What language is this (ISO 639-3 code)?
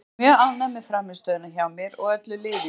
isl